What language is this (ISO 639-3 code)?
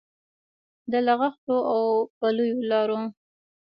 pus